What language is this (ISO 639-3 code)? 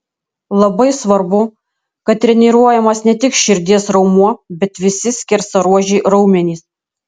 lit